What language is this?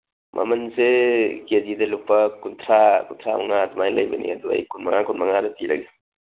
Manipuri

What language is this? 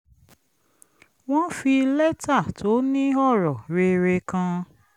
Yoruba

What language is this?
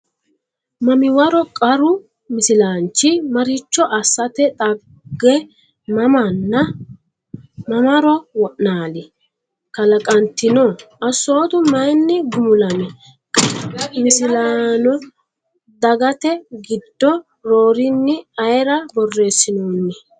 Sidamo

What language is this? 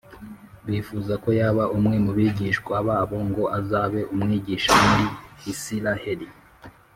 Kinyarwanda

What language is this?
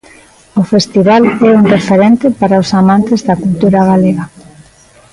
Galician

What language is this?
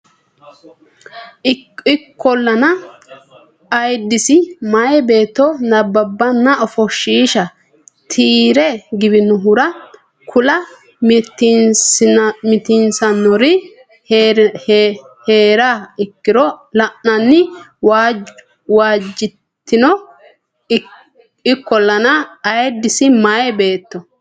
Sidamo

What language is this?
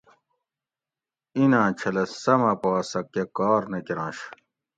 Gawri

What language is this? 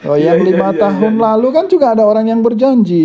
Indonesian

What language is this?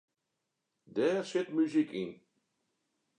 Western Frisian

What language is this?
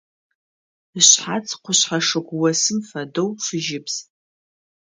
Adyghe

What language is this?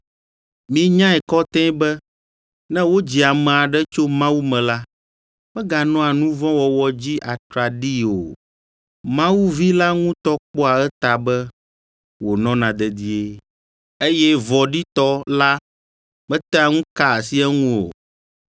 Ewe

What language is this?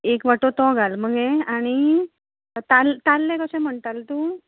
Konkani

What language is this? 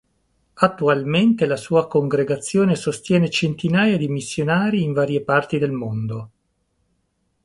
Italian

